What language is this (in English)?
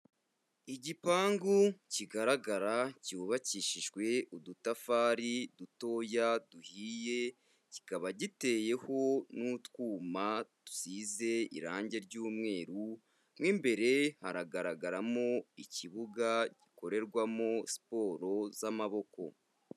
Kinyarwanda